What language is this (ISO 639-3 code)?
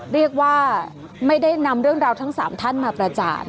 tha